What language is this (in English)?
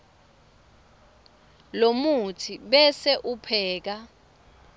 Swati